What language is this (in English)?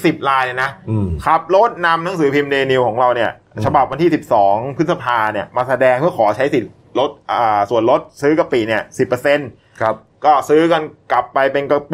Thai